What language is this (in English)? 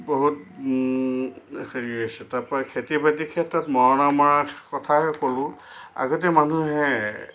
Assamese